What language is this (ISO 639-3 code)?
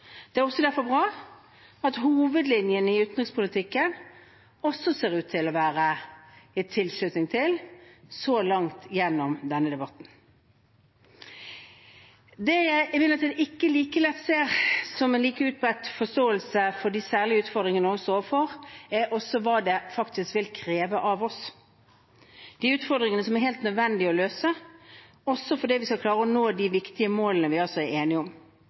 nob